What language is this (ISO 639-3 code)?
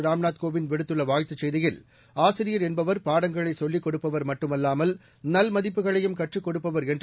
tam